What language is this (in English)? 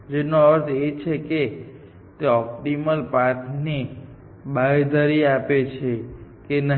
Gujarati